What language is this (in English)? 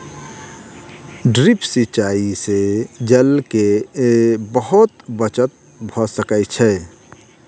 Maithili